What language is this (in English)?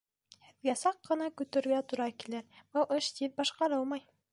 Bashkir